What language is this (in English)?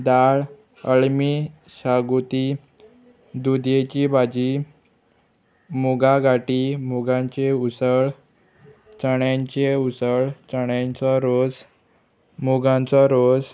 Konkani